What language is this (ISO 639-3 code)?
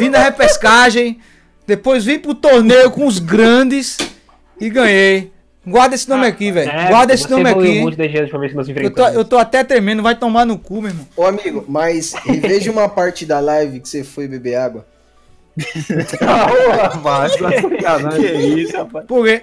por